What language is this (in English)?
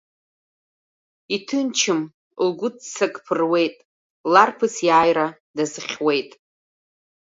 Abkhazian